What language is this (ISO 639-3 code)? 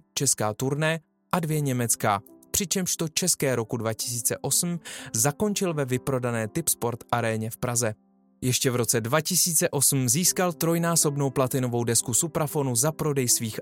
ces